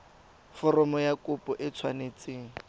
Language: Tswana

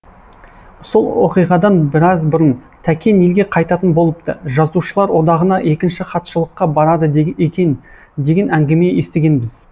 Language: Kazakh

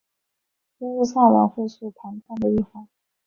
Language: Chinese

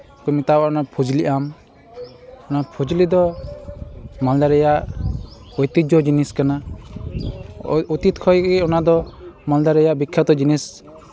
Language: Santali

